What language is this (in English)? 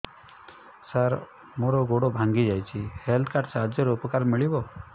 Odia